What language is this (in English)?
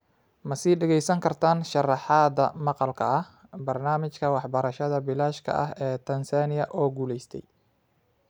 Somali